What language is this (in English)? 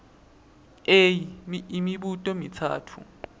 Swati